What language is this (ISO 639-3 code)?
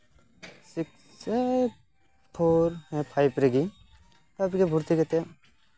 sat